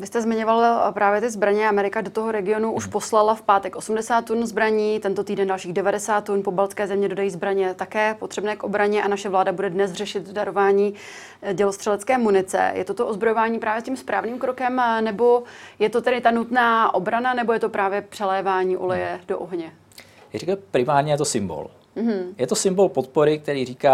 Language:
Czech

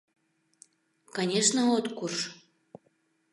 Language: Mari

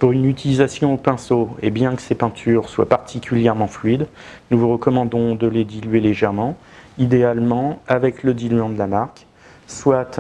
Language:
French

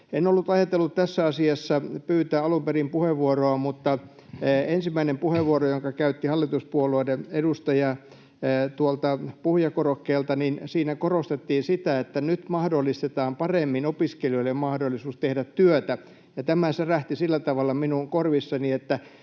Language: Finnish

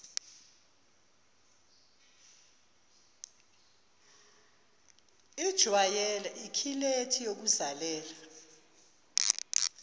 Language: Zulu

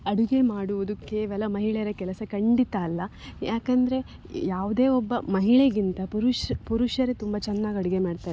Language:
Kannada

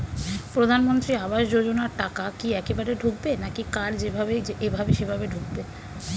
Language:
Bangla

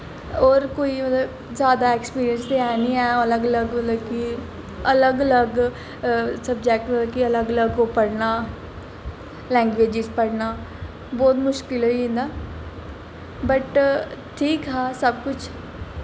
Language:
Dogri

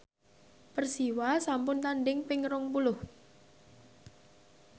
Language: Javanese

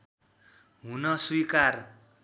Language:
Nepali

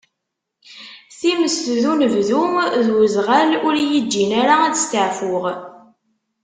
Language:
Kabyle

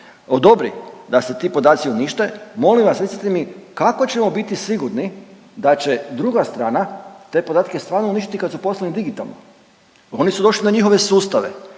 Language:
Croatian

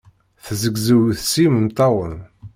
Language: Kabyle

